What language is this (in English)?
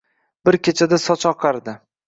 Uzbek